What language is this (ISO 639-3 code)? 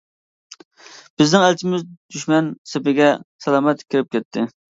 uig